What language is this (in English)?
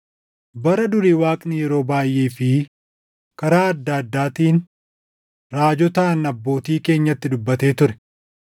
Oromo